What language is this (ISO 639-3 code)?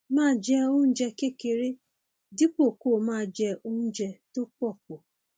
yor